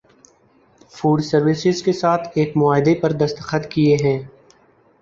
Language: Urdu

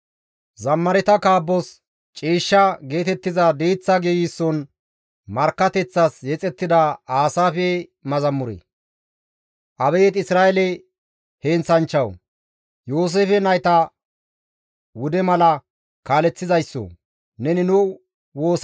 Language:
Gamo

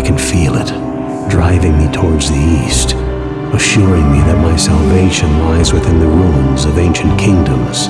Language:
English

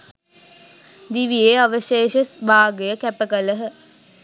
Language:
Sinhala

